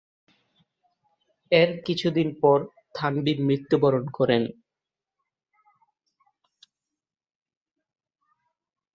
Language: Bangla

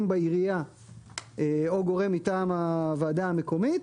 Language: Hebrew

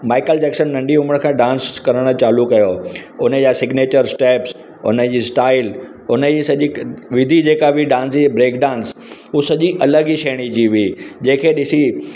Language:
Sindhi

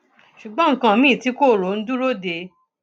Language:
Yoruba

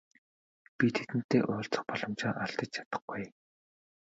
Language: Mongolian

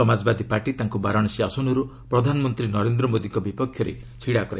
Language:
Odia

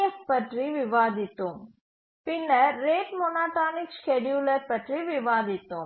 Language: Tamil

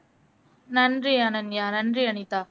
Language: Tamil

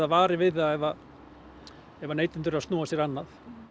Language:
Icelandic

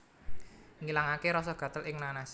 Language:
Javanese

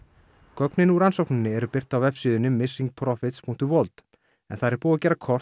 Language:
Icelandic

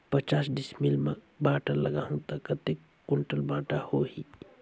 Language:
Chhattisgarhi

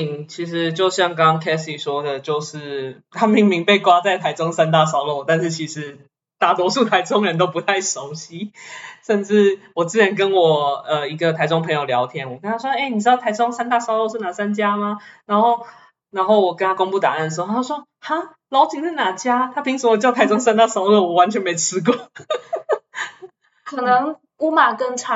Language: Chinese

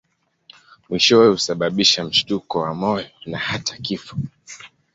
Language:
Swahili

